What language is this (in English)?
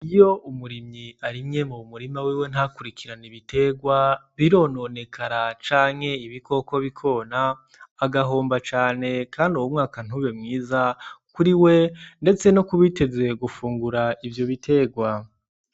Rundi